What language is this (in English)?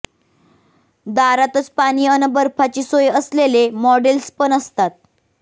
Marathi